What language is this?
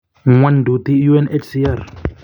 Kalenjin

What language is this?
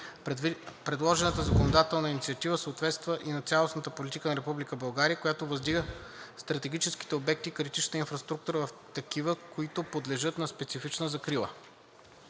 Bulgarian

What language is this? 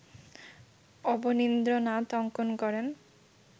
Bangla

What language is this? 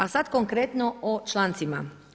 Croatian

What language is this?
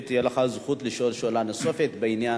Hebrew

